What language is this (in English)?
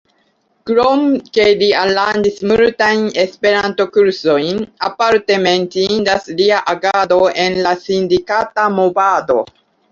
Esperanto